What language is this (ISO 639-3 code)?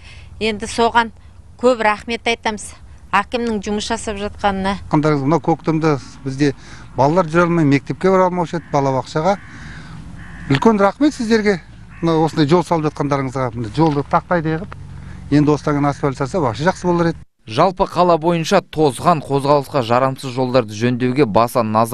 tur